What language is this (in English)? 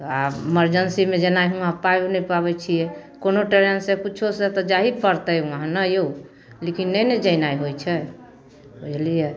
Maithili